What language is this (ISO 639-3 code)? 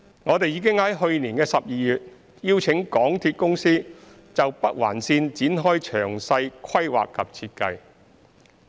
yue